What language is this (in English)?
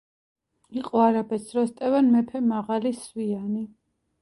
Georgian